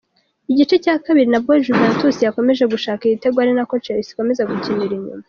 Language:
Kinyarwanda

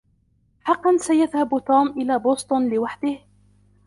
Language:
Arabic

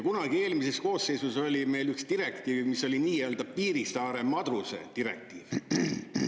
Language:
Estonian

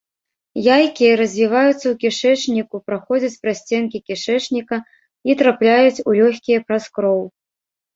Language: Belarusian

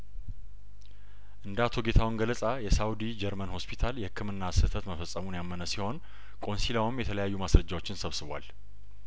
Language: Amharic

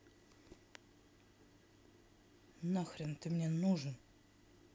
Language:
Russian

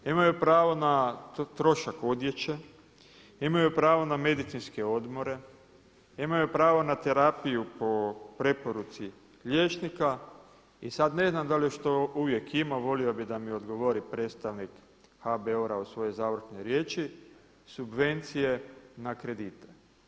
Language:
Croatian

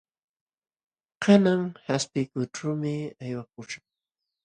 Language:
Jauja Wanca Quechua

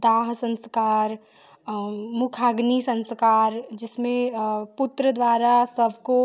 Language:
Hindi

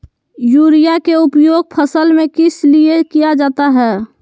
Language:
Magahi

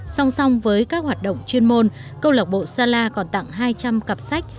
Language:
Vietnamese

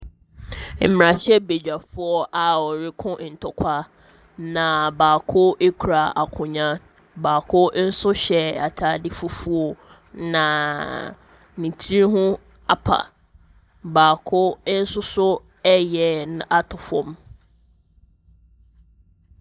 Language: Akan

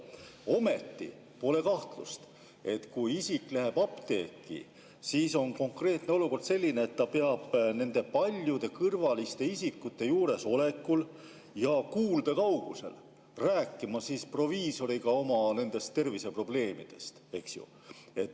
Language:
Estonian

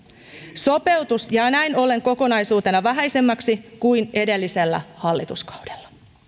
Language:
Finnish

